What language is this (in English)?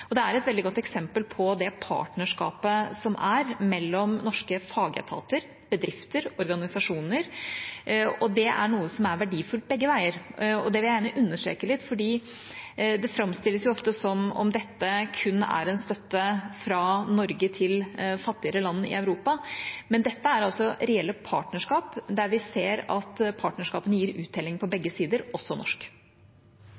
Norwegian Bokmål